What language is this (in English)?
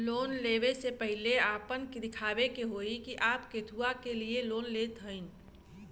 Bhojpuri